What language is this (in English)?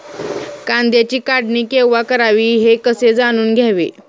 Marathi